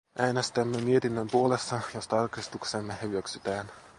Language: Finnish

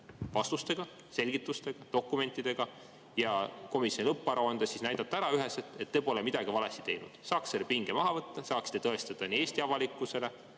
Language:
Estonian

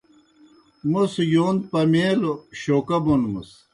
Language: Kohistani Shina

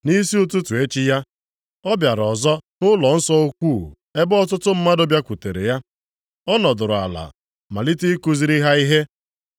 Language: Igbo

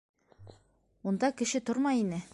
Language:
Bashkir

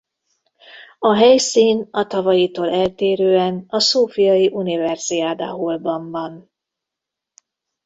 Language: Hungarian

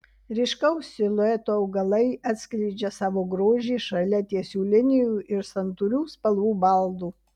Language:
Lithuanian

